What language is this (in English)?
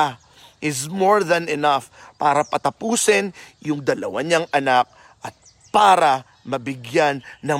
Filipino